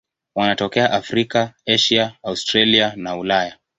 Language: Swahili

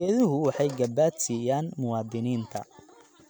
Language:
Somali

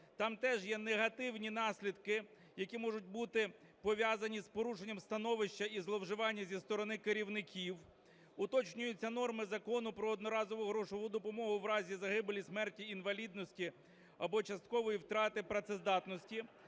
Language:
Ukrainian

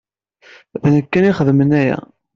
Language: Kabyle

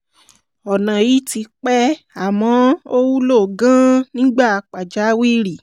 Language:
Yoruba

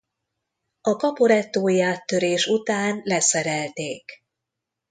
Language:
Hungarian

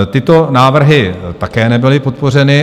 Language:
Czech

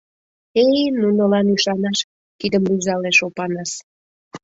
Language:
Mari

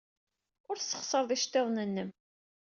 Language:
Kabyle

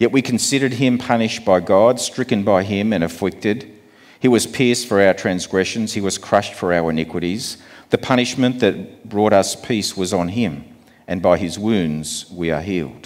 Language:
English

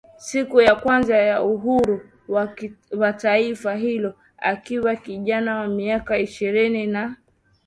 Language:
Swahili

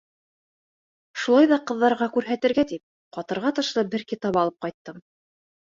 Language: Bashkir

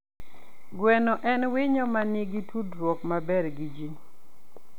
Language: Luo (Kenya and Tanzania)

